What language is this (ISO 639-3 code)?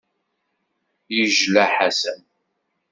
kab